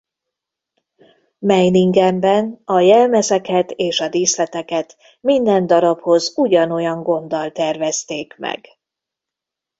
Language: Hungarian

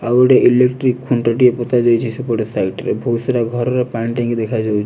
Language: Odia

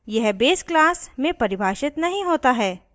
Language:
Hindi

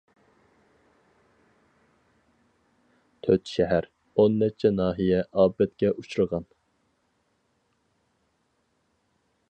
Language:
Uyghur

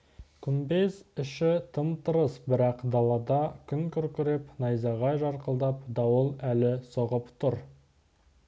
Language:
Kazakh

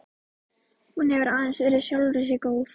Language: Icelandic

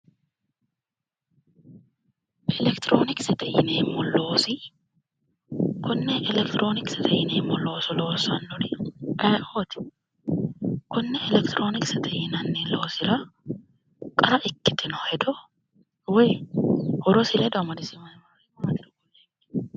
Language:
Sidamo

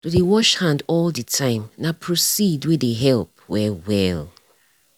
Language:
Nigerian Pidgin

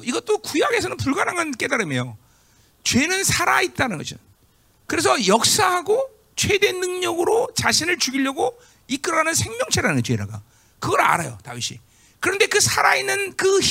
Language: Korean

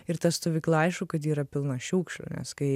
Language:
Lithuanian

